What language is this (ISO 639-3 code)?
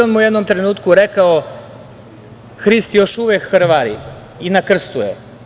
srp